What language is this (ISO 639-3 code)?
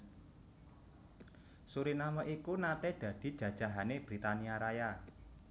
jav